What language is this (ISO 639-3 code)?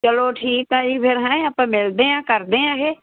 pan